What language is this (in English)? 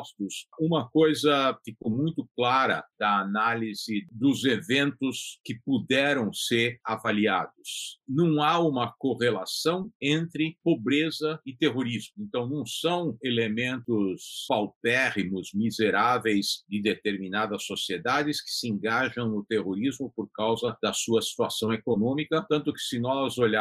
Portuguese